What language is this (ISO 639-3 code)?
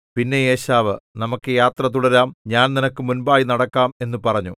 mal